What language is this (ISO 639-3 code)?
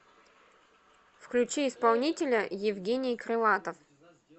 rus